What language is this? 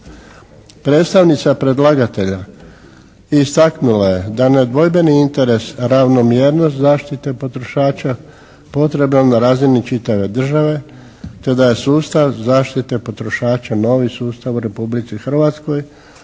Croatian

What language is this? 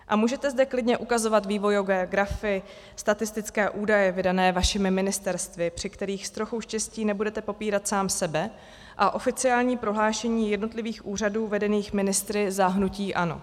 Czech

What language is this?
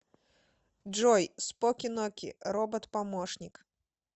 Russian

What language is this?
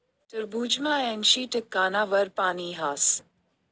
Marathi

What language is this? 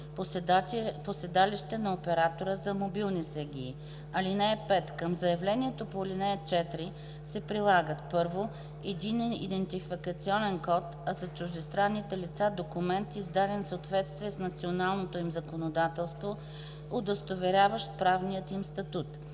Bulgarian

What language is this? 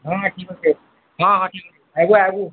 Odia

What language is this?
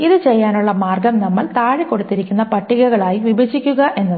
Malayalam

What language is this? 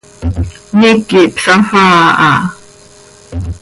Seri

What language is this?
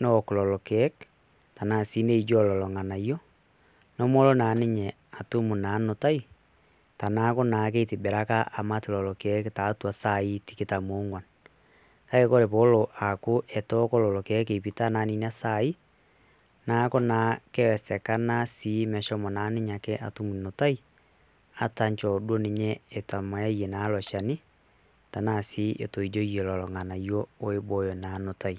Masai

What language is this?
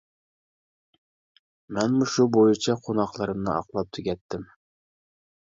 Uyghur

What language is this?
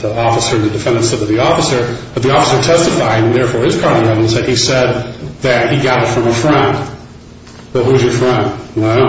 English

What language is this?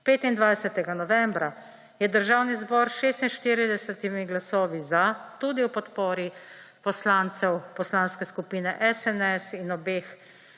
Slovenian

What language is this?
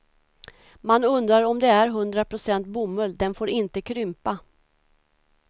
Swedish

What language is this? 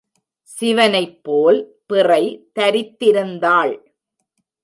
Tamil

